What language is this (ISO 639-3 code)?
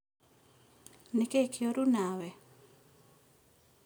kik